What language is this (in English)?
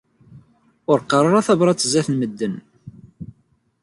Kabyle